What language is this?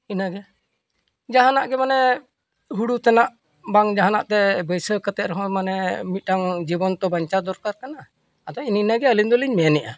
Santali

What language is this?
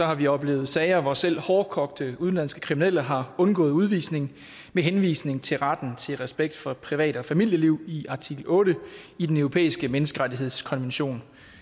Danish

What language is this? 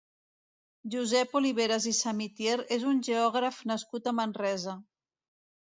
Catalan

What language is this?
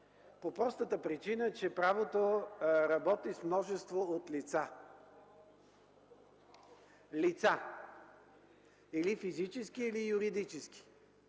Bulgarian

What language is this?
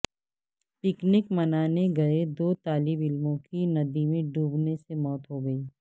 Urdu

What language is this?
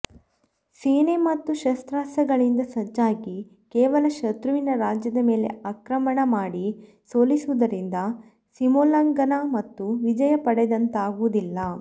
Kannada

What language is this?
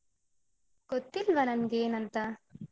Kannada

